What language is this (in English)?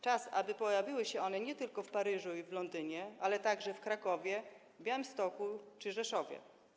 Polish